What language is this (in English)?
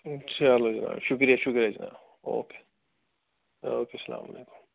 Kashmiri